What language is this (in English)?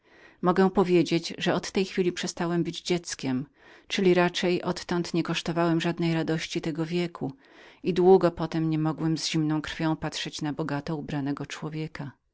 Polish